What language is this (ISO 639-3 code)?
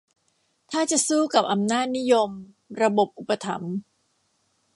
tha